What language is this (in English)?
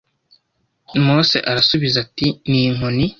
Kinyarwanda